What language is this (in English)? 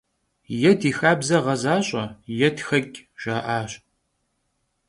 Kabardian